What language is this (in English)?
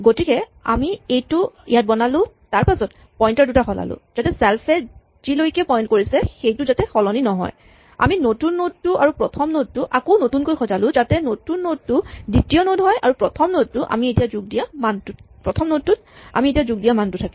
Assamese